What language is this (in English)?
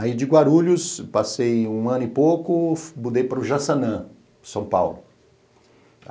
Portuguese